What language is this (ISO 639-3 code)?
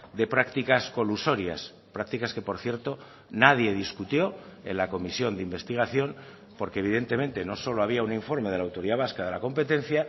spa